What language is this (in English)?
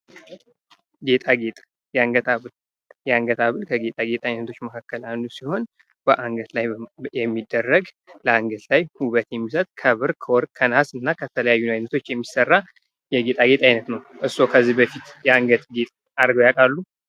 Amharic